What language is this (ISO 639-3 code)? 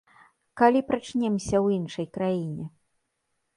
bel